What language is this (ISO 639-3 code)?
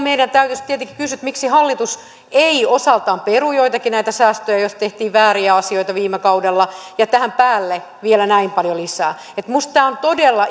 fin